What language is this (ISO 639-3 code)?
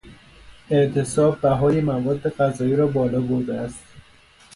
fas